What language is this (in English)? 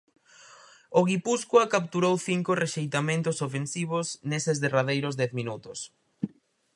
Galician